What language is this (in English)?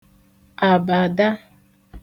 Igbo